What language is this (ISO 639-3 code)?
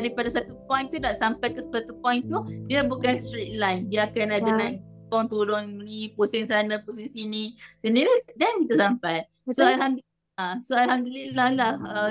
msa